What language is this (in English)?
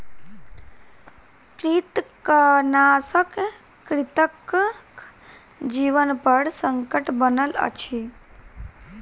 Maithili